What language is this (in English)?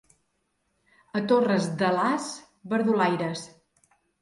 Catalan